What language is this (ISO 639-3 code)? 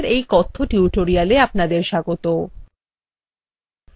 ben